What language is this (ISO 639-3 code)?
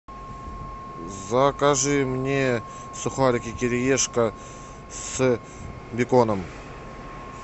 rus